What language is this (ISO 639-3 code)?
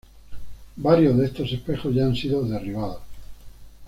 spa